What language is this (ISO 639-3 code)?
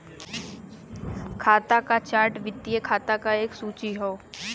bho